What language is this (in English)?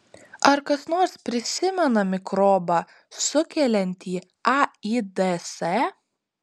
Lithuanian